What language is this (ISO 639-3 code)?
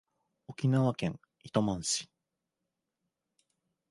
jpn